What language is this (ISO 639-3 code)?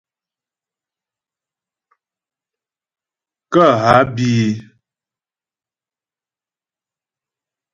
bbj